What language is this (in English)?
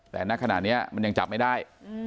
Thai